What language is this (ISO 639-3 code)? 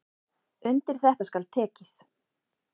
isl